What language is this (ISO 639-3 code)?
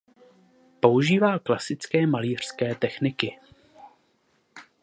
ces